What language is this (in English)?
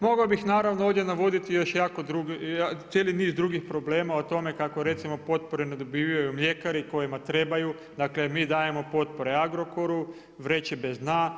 Croatian